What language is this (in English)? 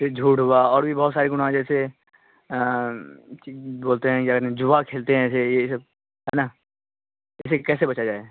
Urdu